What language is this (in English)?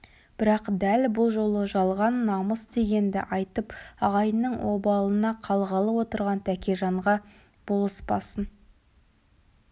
Kazakh